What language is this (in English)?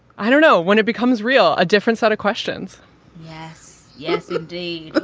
English